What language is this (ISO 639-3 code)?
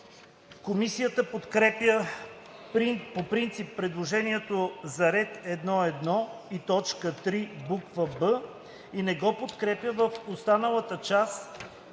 bul